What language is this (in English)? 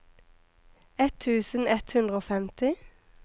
Norwegian